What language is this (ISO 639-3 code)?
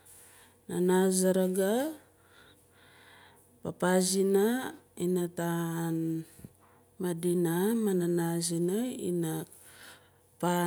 nal